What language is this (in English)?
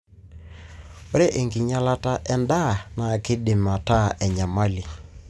Masai